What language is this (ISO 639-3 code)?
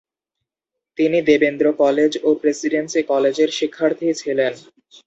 ben